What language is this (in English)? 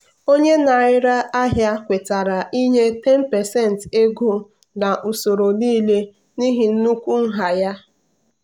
Igbo